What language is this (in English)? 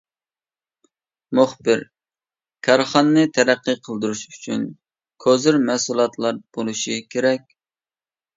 Uyghur